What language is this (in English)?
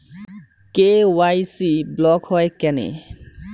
Bangla